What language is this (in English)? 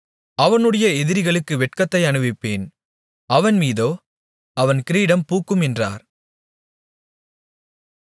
Tamil